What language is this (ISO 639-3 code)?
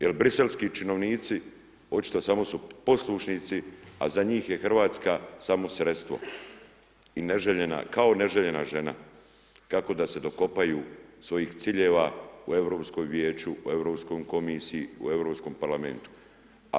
hrv